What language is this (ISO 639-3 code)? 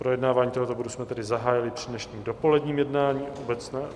ces